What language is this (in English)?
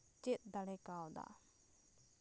Santali